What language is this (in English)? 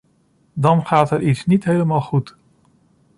Dutch